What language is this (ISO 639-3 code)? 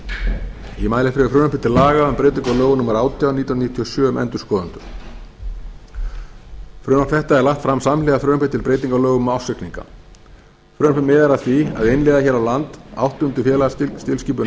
isl